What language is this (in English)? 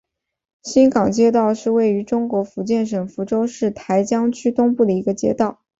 Chinese